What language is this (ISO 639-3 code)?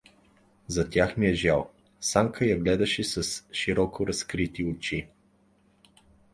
bul